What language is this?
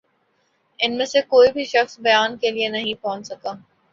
Urdu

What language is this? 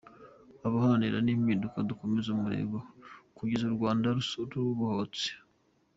Kinyarwanda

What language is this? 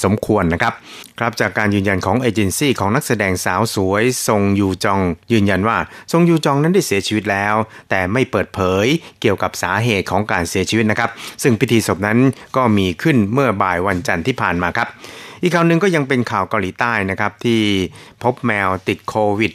Thai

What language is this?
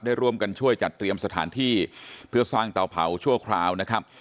Thai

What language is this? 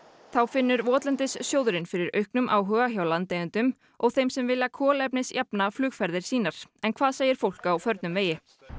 Icelandic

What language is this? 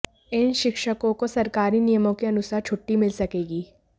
Hindi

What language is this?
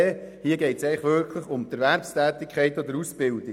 Swiss German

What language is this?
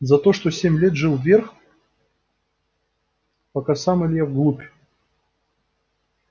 Russian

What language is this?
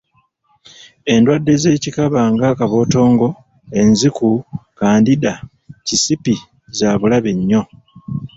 Ganda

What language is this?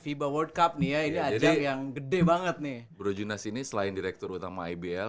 Indonesian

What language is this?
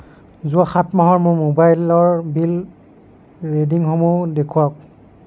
Assamese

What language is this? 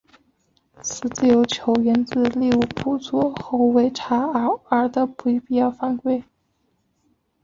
Chinese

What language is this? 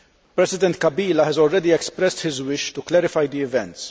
English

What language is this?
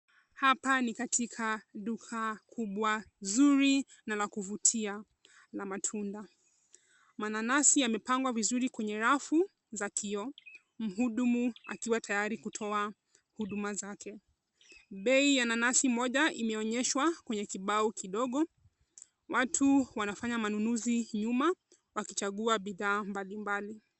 Swahili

